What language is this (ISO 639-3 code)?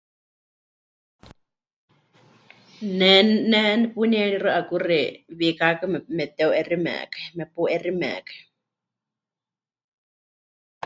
hch